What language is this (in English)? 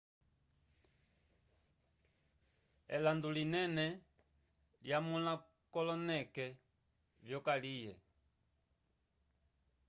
Umbundu